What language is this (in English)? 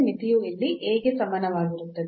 Kannada